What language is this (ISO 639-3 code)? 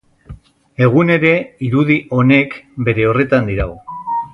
eus